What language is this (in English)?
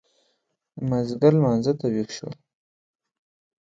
Pashto